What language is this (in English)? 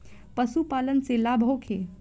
Bhojpuri